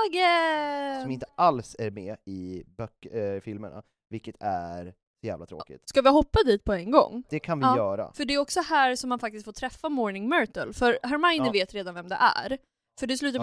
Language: Swedish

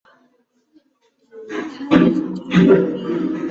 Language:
Chinese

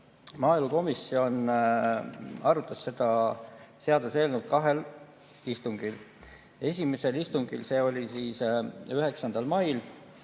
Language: Estonian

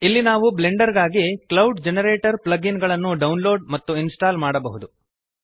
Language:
Kannada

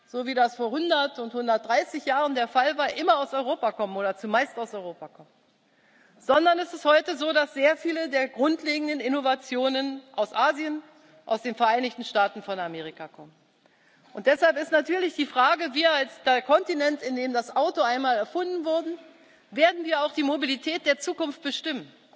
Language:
German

